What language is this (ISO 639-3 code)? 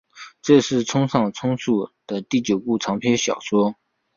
zho